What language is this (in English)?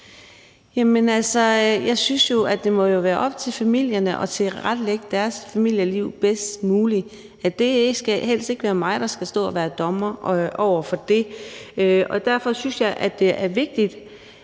Danish